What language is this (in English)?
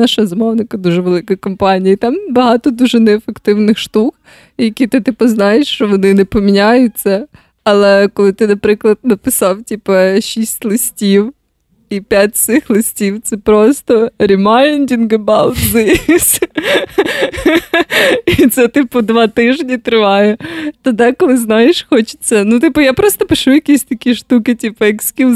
Ukrainian